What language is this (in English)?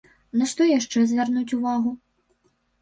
Belarusian